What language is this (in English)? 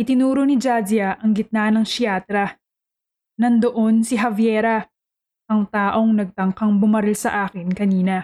Filipino